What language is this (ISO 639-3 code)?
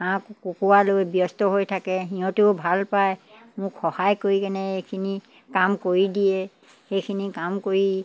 asm